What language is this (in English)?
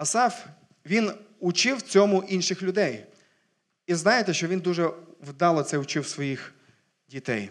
Ukrainian